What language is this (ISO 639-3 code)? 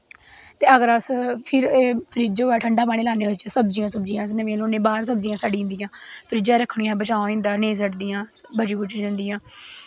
doi